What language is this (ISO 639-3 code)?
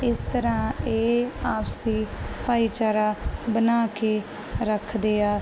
pan